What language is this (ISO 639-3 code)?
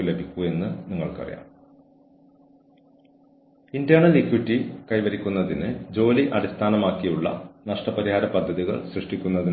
mal